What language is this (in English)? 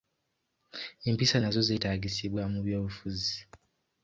Ganda